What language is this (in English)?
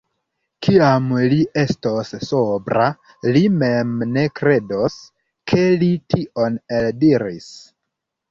Esperanto